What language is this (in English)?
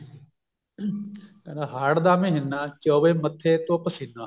Punjabi